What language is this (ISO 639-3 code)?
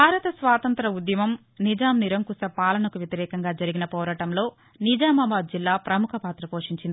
tel